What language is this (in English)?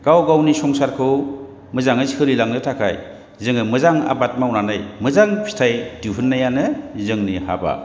Bodo